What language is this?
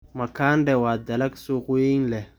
Somali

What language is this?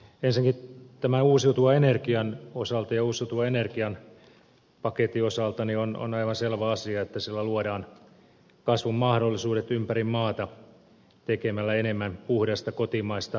Finnish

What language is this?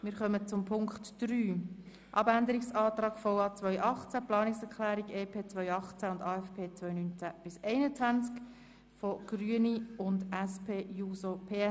Swiss German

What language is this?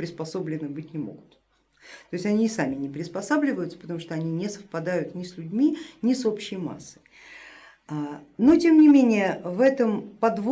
Russian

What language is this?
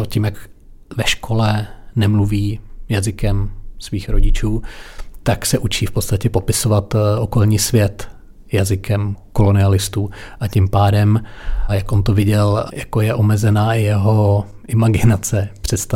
Czech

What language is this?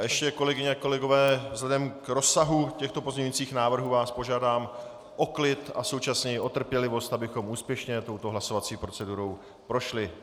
Czech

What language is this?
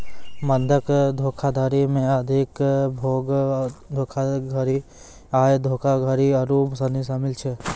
Maithili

